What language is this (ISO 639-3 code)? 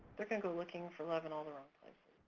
eng